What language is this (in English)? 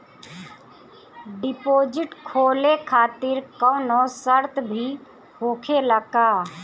Bhojpuri